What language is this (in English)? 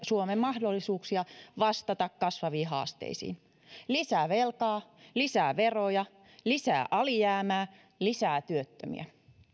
Finnish